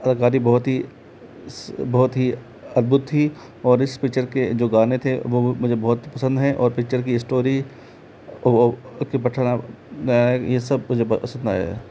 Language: Hindi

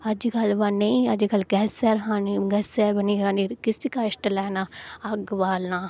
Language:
Dogri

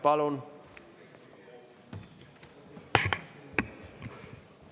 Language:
Estonian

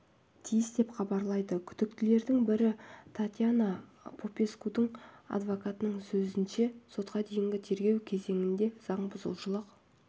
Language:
Kazakh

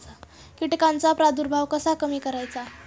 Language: Marathi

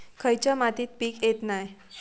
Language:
Marathi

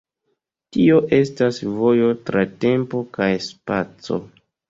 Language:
Esperanto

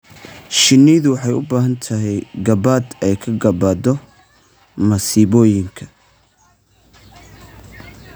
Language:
Somali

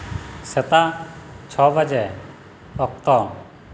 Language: Santali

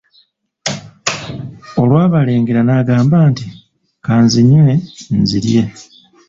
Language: Ganda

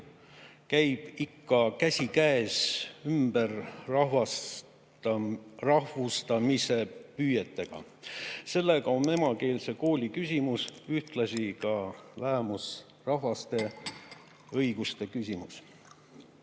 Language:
Estonian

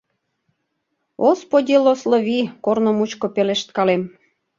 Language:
Mari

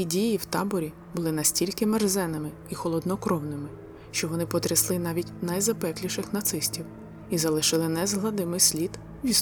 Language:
Ukrainian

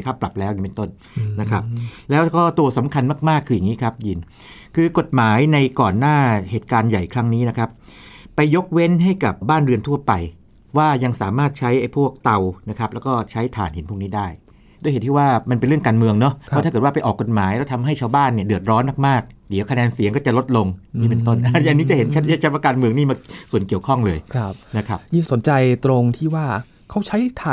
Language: Thai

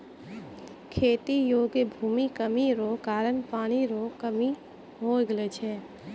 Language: Maithili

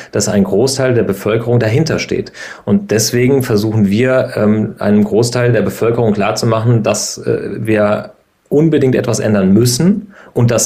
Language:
German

